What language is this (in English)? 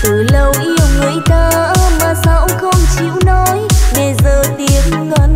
Vietnamese